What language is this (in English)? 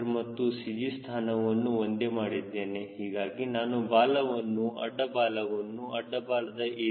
Kannada